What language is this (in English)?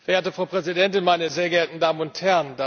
German